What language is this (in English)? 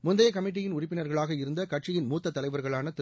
Tamil